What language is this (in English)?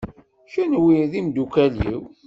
Kabyle